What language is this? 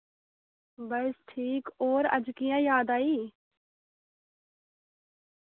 Dogri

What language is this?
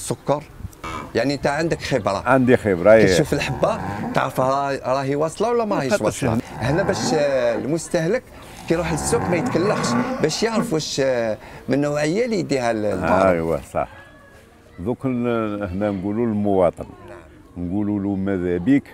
Arabic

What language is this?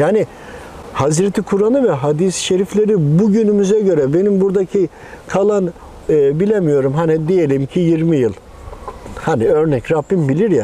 Turkish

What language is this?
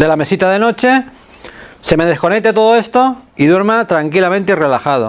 Spanish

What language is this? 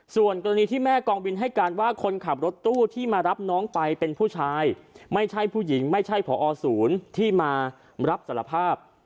Thai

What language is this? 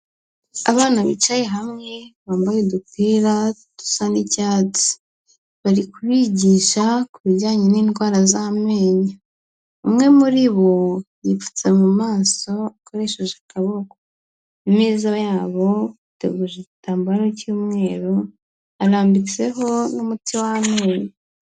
Kinyarwanda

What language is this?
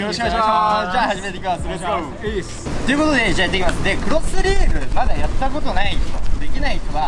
Japanese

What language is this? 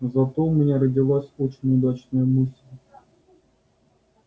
Russian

